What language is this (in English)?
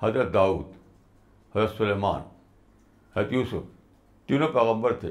Urdu